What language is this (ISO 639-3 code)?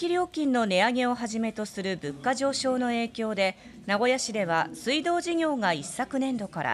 jpn